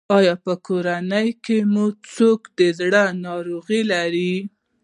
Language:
Pashto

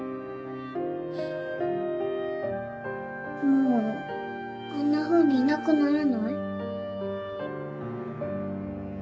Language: Japanese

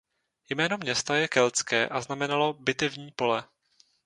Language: Czech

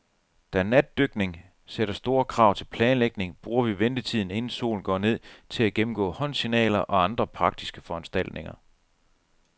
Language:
Danish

